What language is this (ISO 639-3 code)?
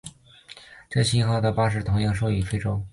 zho